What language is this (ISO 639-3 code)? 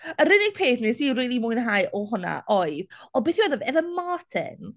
cym